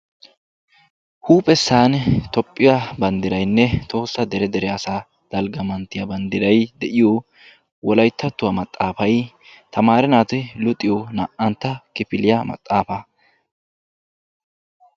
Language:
Wolaytta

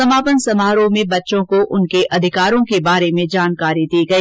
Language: Hindi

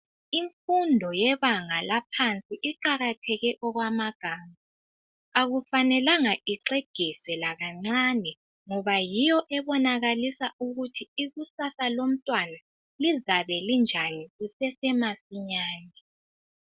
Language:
North Ndebele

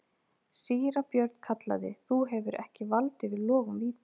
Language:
Icelandic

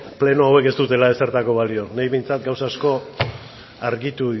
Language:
Basque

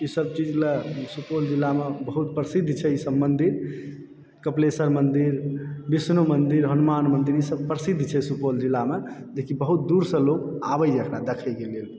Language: Maithili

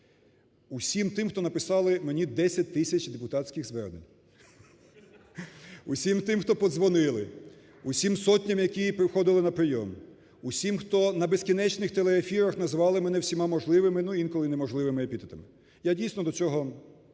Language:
Ukrainian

